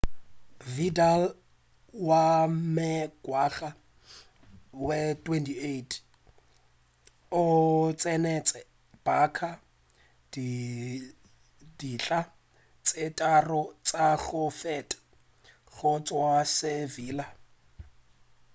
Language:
Northern Sotho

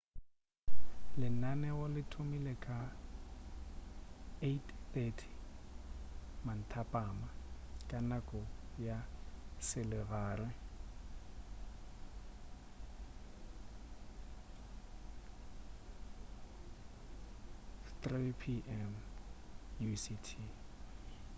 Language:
Northern Sotho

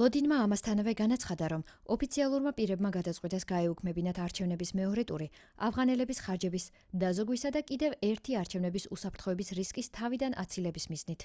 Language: Georgian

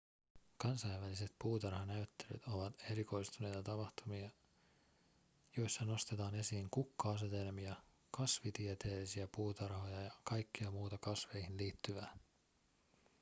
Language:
Finnish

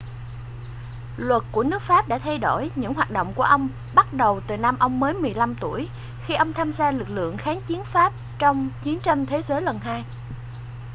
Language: Vietnamese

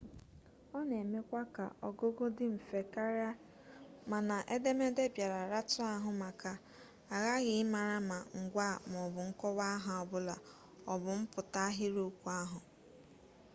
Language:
Igbo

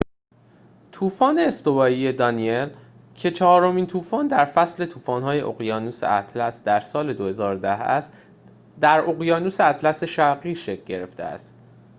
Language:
Persian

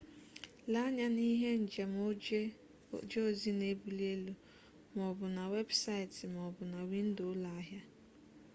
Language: Igbo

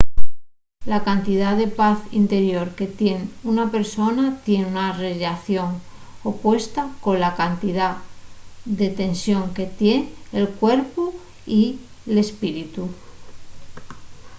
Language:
Asturian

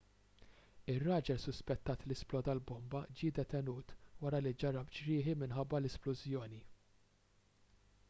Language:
Maltese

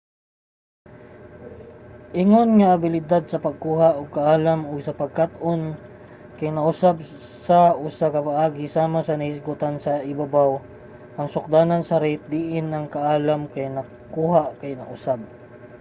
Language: Cebuano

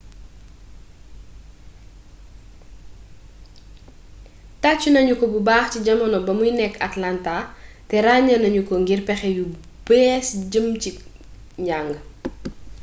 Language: Wolof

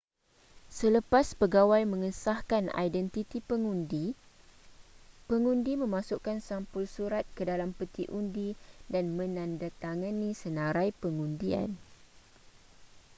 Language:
Malay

